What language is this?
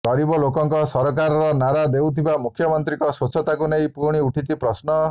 Odia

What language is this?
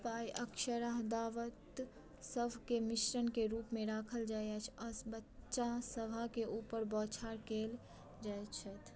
Maithili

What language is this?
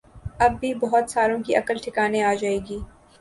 Urdu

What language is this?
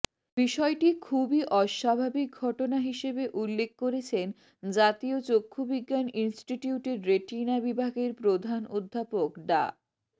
Bangla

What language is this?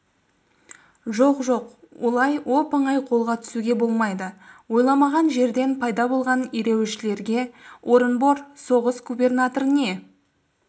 Kazakh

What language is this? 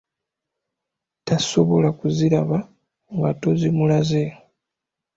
Ganda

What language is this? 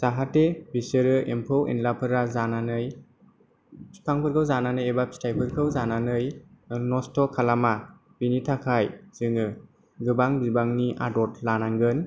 Bodo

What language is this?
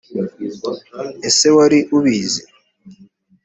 Kinyarwanda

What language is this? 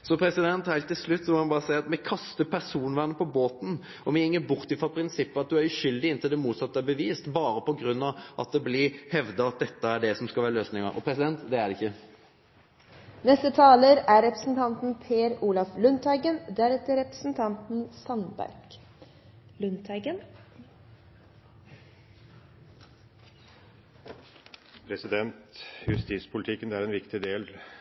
Norwegian Nynorsk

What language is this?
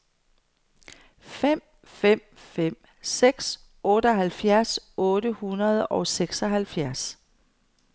Danish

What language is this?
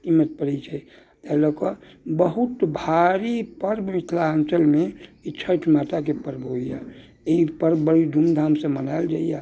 Maithili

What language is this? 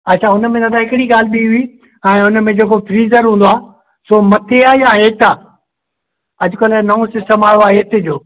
Sindhi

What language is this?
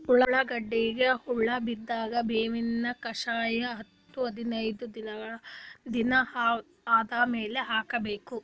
Kannada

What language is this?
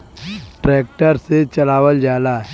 Bhojpuri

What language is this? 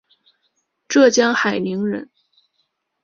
Chinese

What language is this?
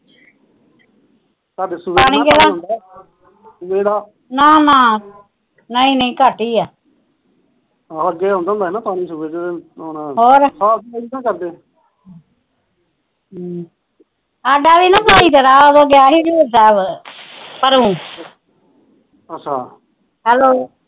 Punjabi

